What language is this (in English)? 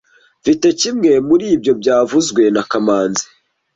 Kinyarwanda